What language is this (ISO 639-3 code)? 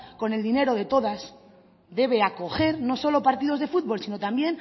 spa